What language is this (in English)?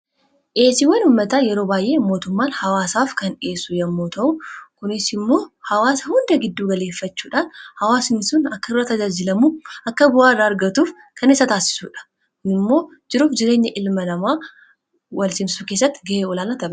Oromo